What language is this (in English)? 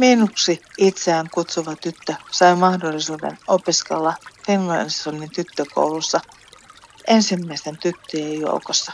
Finnish